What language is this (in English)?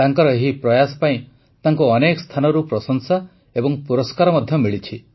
Odia